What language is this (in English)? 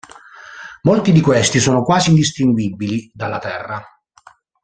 Italian